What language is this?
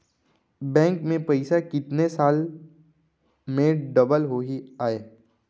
Chhattisgarhi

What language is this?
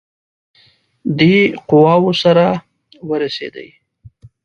Pashto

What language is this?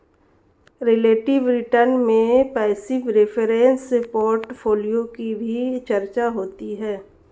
Hindi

